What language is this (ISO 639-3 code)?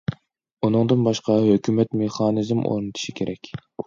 uig